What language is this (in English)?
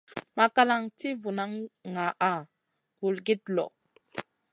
Masana